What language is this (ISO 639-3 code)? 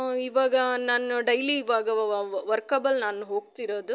kan